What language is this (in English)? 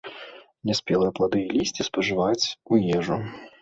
Belarusian